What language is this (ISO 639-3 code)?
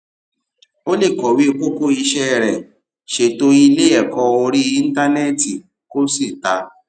yor